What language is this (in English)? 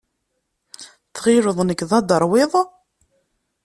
Kabyle